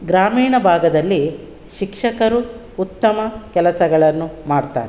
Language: Kannada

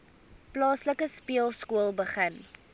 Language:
Afrikaans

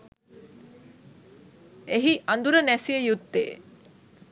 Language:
Sinhala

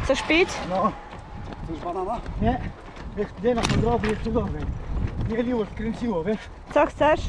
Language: Polish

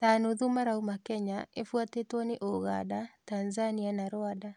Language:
Kikuyu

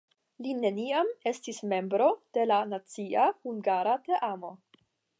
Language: Esperanto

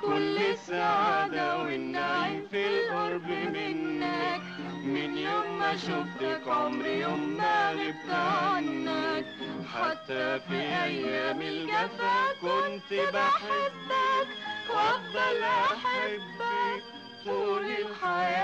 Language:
Arabic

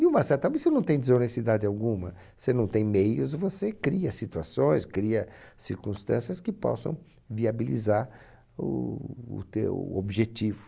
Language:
Portuguese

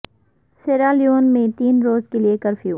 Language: Urdu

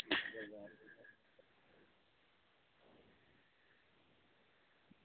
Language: Dogri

